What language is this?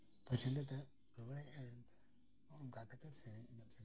Santali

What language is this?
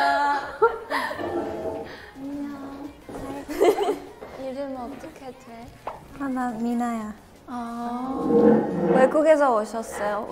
Korean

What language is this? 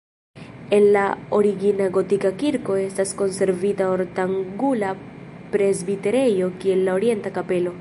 Esperanto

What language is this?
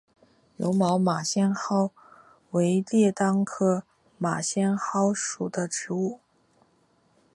Chinese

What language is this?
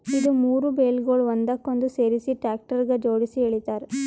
Kannada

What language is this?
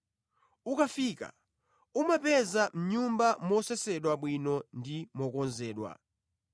Nyanja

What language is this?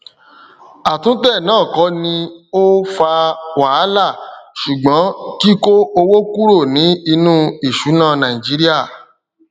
Yoruba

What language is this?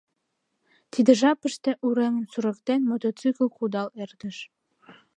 Mari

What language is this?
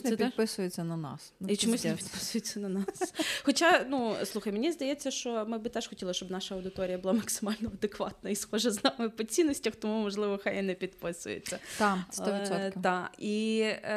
Ukrainian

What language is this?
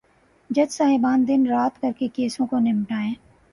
Urdu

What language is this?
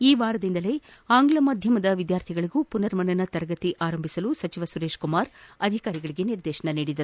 Kannada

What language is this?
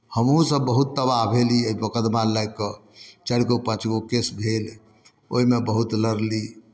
Maithili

